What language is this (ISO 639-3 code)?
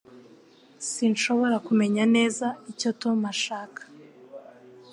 kin